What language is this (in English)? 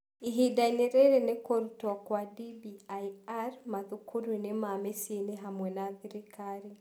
Kikuyu